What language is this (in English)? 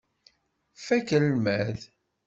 Kabyle